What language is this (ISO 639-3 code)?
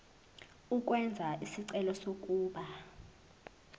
zul